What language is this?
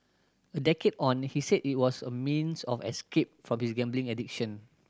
English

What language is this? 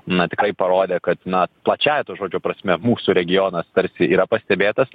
Lithuanian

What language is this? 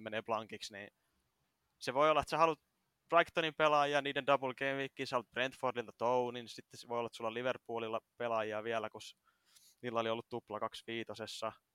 Finnish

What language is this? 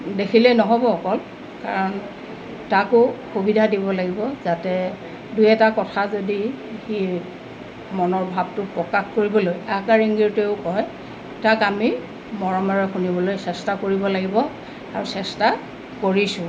Assamese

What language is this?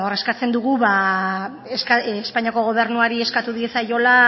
Basque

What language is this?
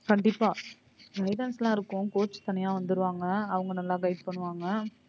Tamil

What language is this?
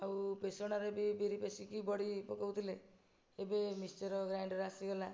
Odia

